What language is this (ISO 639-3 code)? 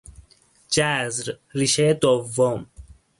fas